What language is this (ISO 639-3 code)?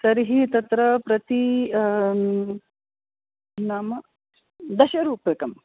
san